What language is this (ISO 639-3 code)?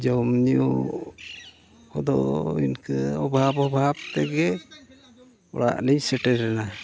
sat